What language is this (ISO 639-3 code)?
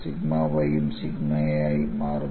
mal